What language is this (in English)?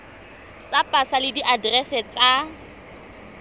Tswana